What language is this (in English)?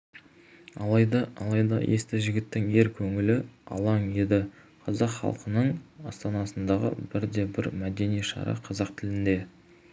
Kazakh